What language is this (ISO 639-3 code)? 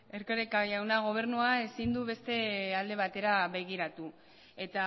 eus